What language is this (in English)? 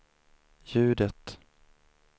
Swedish